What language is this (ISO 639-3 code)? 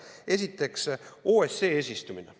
est